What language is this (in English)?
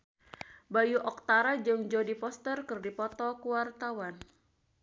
Sundanese